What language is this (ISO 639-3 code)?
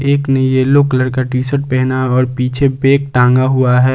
hin